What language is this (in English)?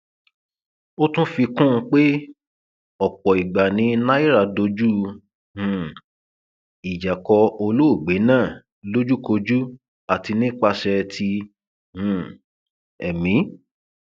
Yoruba